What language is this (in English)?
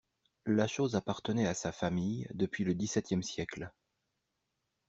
French